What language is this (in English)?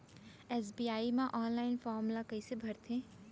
Chhattisgarhi